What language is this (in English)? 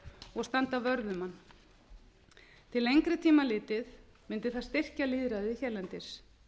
Icelandic